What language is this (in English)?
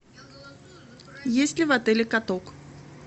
Russian